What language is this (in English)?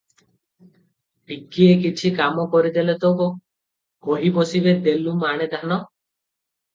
Odia